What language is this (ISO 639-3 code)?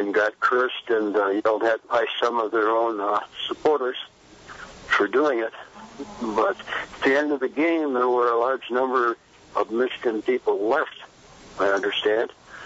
eng